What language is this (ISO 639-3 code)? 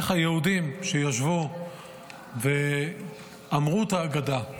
heb